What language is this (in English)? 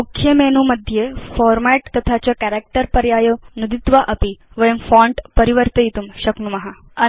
Sanskrit